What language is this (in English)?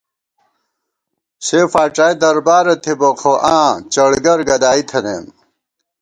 Gawar-Bati